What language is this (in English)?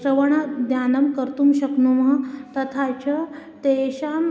Sanskrit